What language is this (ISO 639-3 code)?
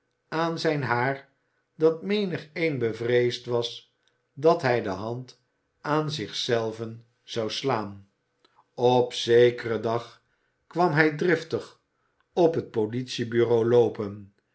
nld